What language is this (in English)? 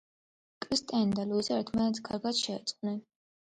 Georgian